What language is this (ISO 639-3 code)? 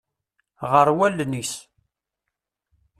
kab